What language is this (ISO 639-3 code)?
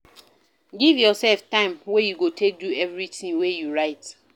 pcm